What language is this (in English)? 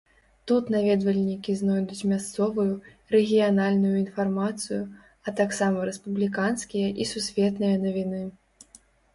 Belarusian